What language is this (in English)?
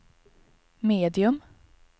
Swedish